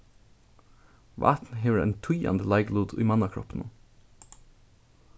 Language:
Faroese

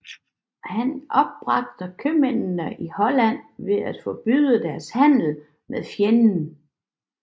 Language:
Danish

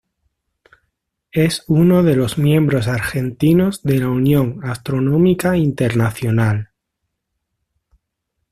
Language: Spanish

